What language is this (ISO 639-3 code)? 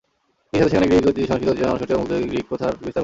ben